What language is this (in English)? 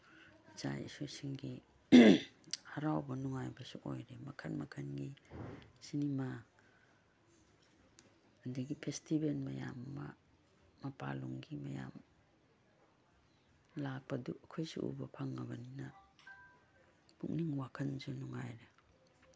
Manipuri